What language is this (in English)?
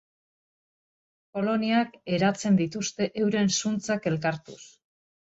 Basque